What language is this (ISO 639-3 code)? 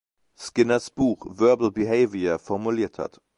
deu